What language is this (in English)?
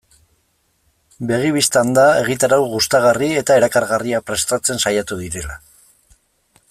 Basque